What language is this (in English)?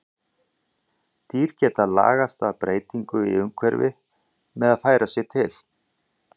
Icelandic